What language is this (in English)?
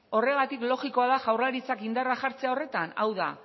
Basque